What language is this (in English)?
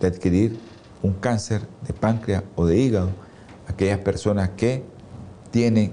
Spanish